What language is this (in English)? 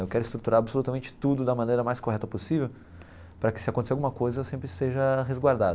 Portuguese